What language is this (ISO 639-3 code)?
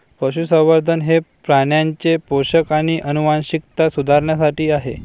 mar